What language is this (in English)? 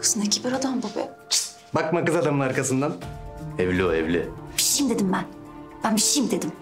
Turkish